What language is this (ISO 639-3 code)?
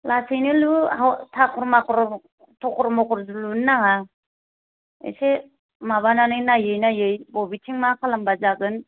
brx